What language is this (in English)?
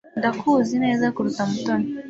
Kinyarwanda